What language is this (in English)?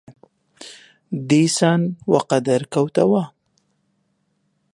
Central Kurdish